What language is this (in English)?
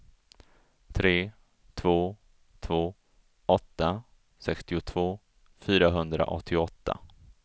Swedish